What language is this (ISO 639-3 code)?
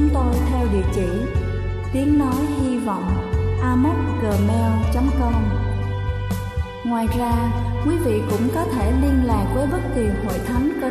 vie